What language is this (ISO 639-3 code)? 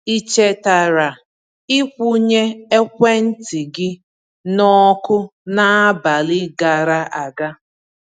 ibo